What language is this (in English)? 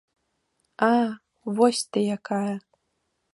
Belarusian